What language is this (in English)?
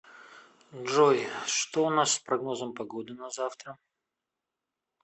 Russian